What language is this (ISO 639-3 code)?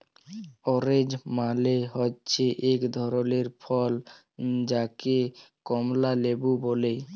ben